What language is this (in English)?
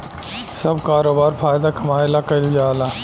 Bhojpuri